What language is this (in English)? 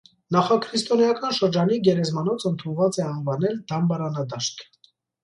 Armenian